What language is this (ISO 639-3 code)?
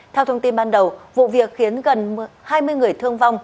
vie